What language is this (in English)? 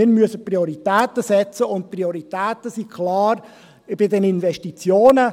Swiss German